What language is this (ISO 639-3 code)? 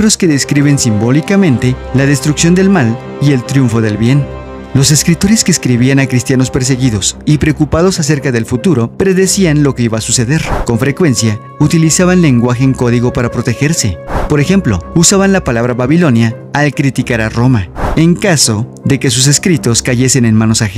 spa